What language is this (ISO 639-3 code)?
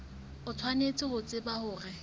sot